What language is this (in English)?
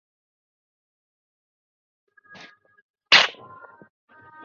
Bangla